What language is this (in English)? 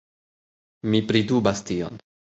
Esperanto